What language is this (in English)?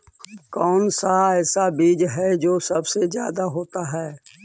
Magahi